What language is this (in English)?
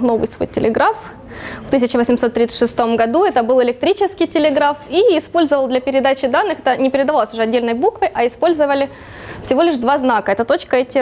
Russian